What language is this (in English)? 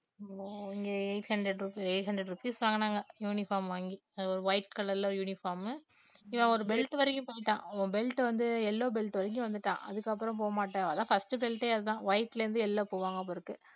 Tamil